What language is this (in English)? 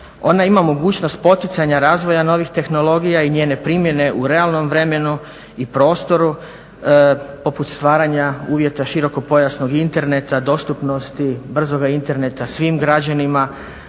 Croatian